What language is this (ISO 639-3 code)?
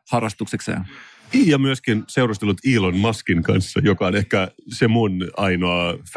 fin